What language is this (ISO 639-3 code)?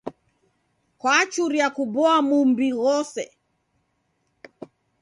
dav